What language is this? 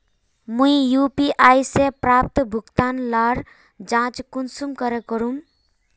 Magahi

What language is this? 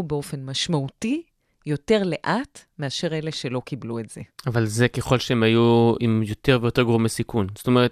Hebrew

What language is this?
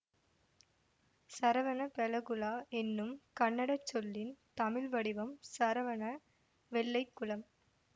Tamil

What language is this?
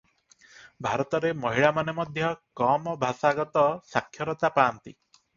Odia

